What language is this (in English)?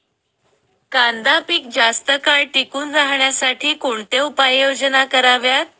Marathi